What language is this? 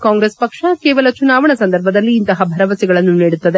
Kannada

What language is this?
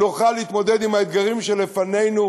Hebrew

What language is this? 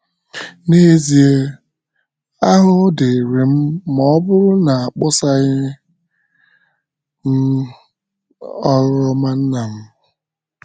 Igbo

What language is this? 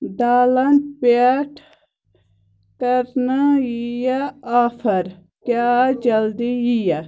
Kashmiri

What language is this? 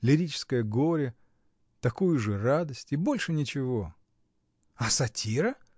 Russian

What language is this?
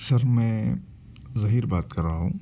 Urdu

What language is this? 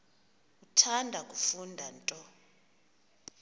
Xhosa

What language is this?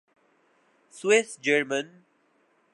Urdu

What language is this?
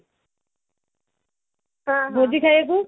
Odia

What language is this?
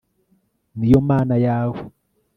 Kinyarwanda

